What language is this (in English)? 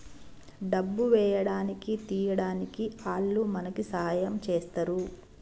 Telugu